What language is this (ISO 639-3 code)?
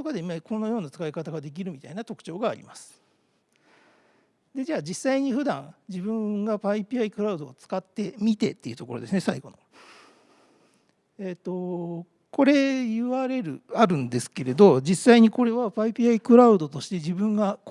jpn